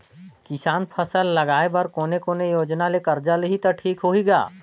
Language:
Chhattisgarhi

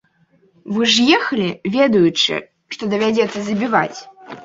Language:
Belarusian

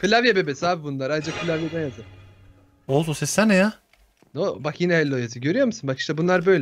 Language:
Turkish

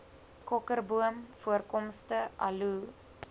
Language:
Afrikaans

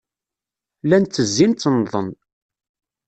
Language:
Kabyle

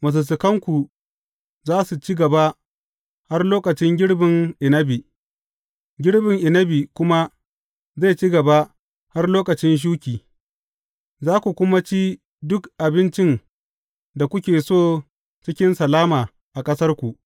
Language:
Hausa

